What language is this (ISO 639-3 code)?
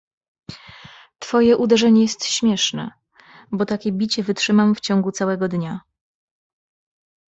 pol